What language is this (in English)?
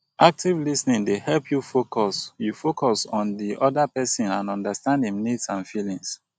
Nigerian Pidgin